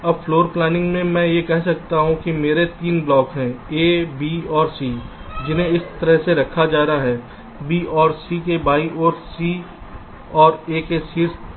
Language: Hindi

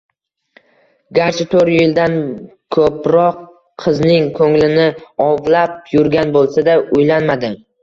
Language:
Uzbek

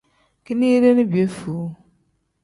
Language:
Tem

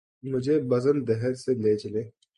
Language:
Urdu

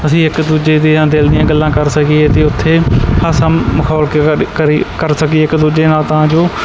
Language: Punjabi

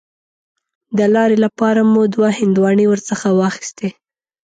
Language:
Pashto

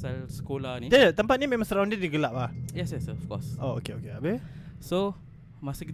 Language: Malay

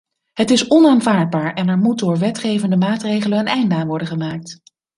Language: Dutch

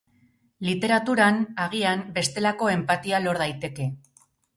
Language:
Basque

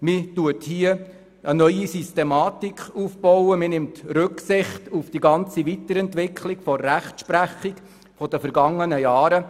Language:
Swiss German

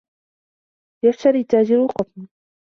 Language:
Arabic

